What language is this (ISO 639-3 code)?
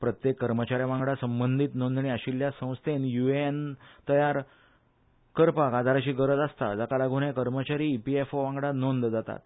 kok